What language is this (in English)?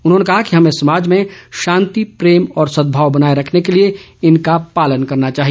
Hindi